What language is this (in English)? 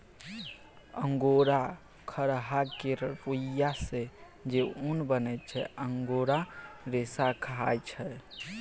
Maithili